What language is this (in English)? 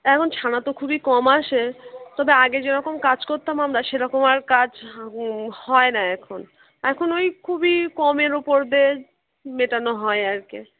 Bangla